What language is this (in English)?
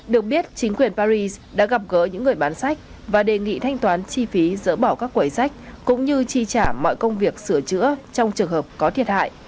Vietnamese